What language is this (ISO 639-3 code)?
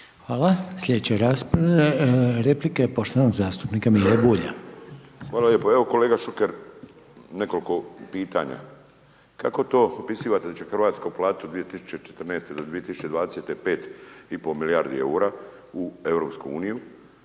hrv